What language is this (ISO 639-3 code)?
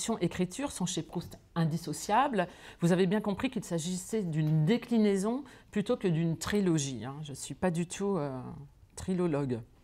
fra